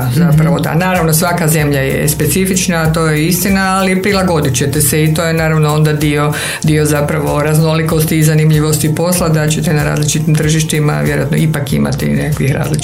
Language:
Croatian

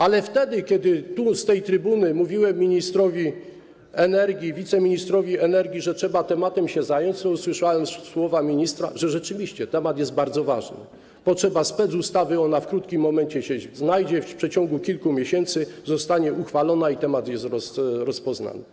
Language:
Polish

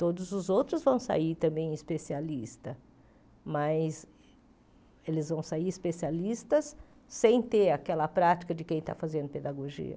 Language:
Portuguese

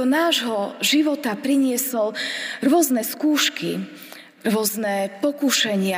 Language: Slovak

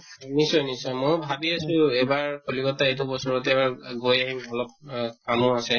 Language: Assamese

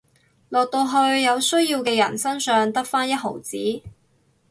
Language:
Cantonese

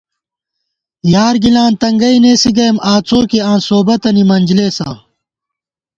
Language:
Gawar-Bati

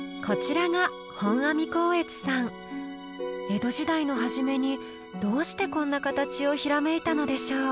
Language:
Japanese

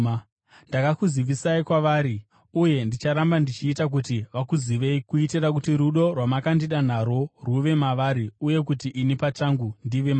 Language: Shona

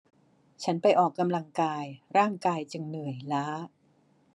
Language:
Thai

